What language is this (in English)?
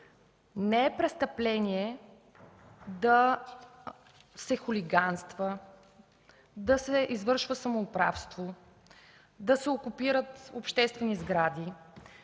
Bulgarian